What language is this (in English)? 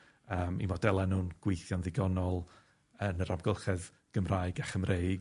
Welsh